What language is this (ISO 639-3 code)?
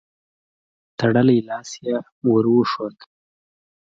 pus